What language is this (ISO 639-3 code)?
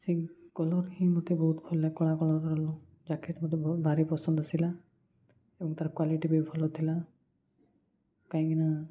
ori